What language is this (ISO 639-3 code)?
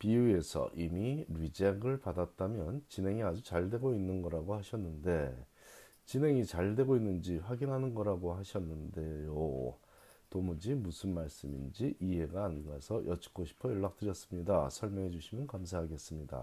kor